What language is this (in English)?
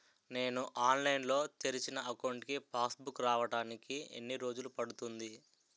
Telugu